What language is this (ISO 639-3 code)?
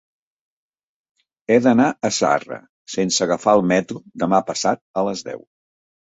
cat